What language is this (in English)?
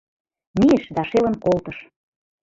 Mari